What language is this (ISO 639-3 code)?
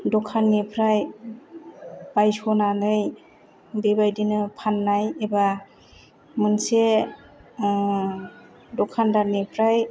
brx